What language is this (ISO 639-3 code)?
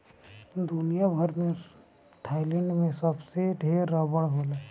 bho